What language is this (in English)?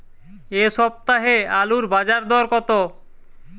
Bangla